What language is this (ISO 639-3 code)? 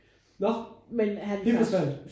dan